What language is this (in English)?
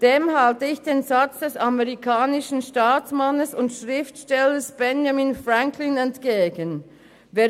Swiss German